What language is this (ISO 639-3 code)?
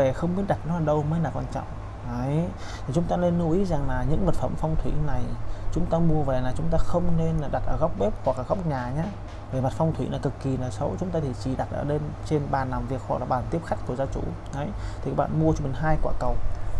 vie